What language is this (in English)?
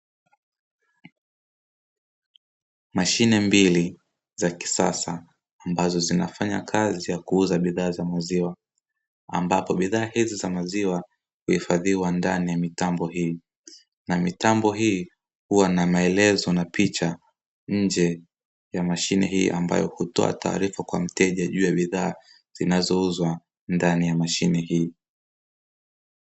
Swahili